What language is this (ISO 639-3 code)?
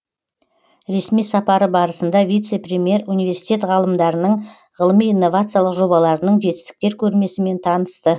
kaz